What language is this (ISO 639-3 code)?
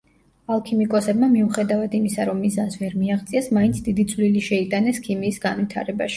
kat